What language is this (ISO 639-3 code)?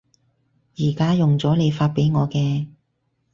yue